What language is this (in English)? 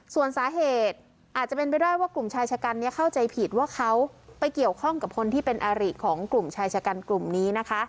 Thai